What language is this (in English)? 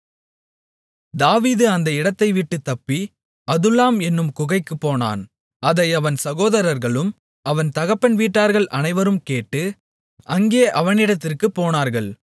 Tamil